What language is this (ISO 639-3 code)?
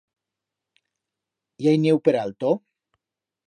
arg